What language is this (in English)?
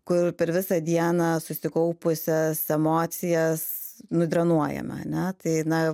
Lithuanian